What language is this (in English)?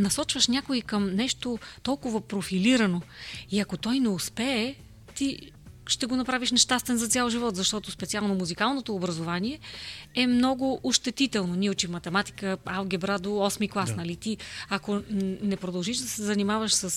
Bulgarian